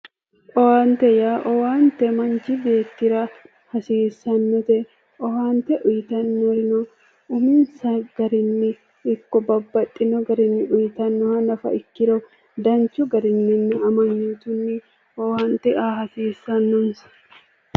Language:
Sidamo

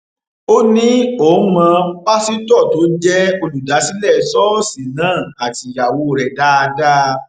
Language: Yoruba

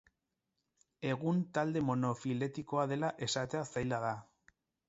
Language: Basque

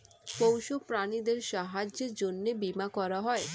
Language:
Bangla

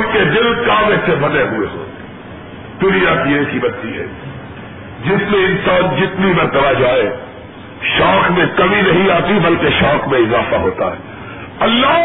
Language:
Urdu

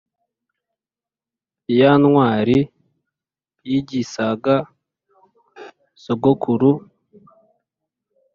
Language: Kinyarwanda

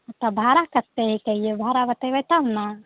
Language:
Maithili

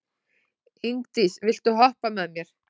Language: Icelandic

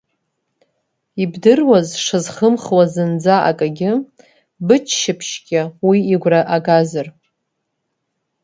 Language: Abkhazian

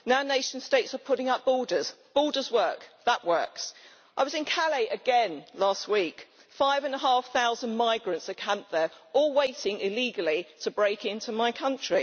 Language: English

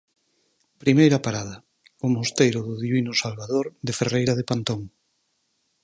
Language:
Galician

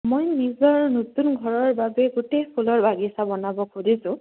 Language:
Assamese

